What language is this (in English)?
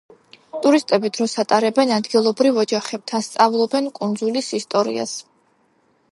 Georgian